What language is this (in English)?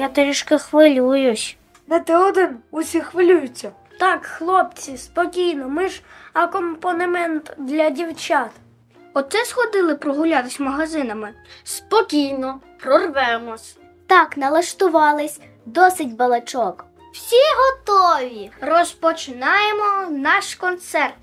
Ukrainian